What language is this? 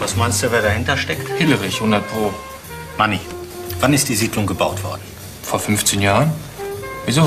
German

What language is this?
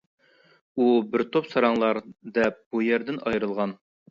Uyghur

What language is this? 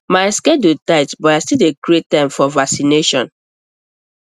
Nigerian Pidgin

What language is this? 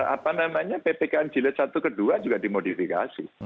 Indonesian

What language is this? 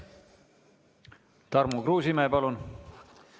Estonian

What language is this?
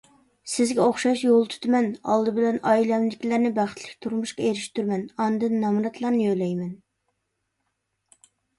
Uyghur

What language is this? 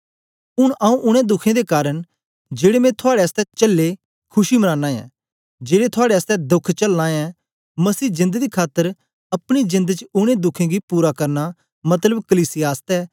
Dogri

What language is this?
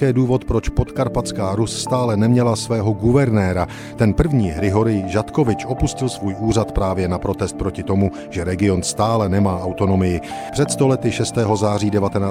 Czech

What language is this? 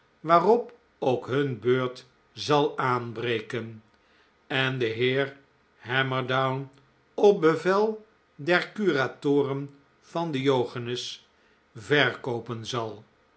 Dutch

